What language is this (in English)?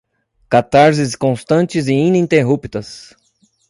Portuguese